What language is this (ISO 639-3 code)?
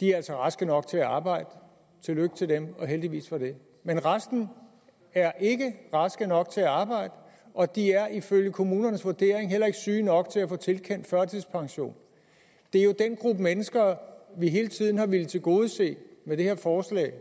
dan